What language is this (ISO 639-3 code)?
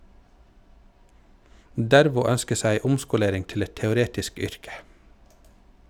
nor